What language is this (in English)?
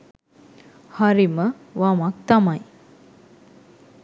Sinhala